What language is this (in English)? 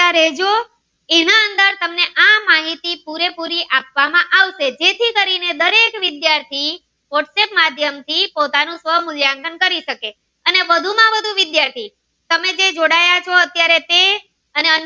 Gujarati